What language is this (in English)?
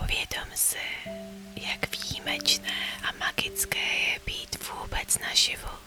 Czech